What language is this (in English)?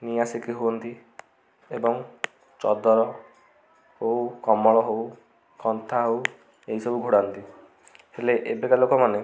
Odia